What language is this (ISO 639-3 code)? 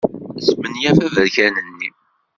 kab